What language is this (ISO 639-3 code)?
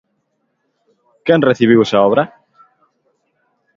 glg